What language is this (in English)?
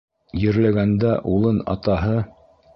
Bashkir